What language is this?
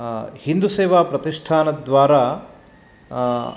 Sanskrit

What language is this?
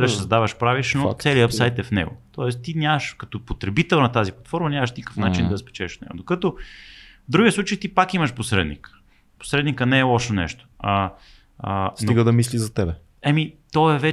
Bulgarian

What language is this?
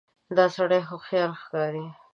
Pashto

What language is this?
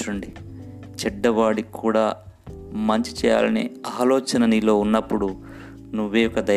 Telugu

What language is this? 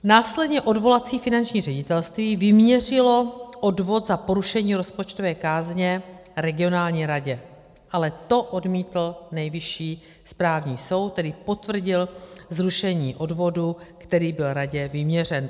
Czech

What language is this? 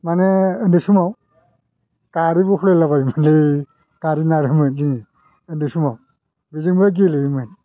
Bodo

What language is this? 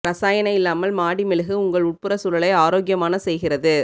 Tamil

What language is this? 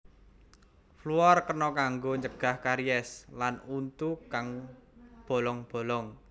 Javanese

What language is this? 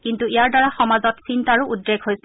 Assamese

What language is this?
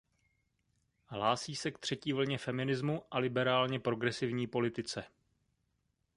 Czech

